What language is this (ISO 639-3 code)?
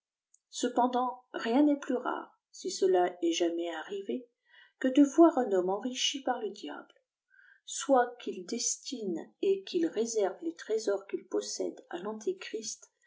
fra